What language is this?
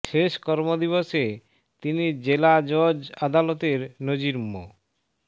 Bangla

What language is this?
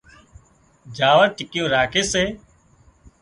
Wadiyara Koli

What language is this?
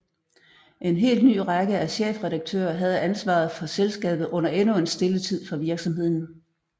Danish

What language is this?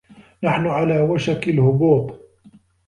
Arabic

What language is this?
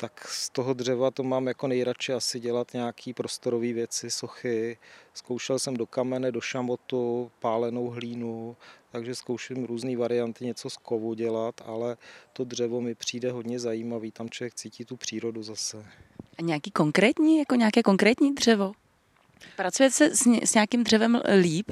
Czech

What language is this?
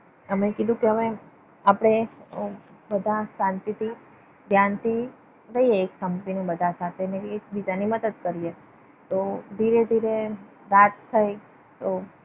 Gujarati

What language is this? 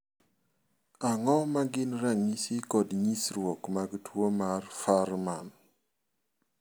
Luo (Kenya and Tanzania)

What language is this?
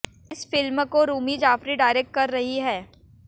Hindi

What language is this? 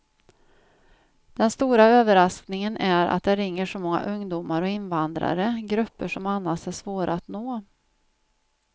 Swedish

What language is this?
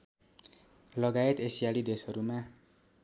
Nepali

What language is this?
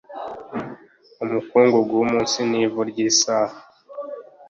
Kinyarwanda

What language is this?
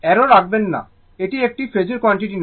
Bangla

